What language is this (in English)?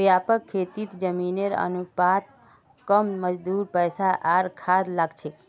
Magahi